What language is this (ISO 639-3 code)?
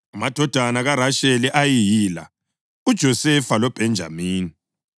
nde